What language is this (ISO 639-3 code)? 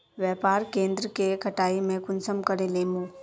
mag